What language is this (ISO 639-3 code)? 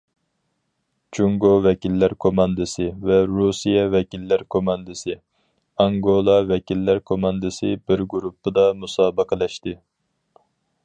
uig